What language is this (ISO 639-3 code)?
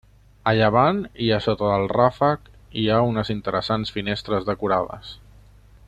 cat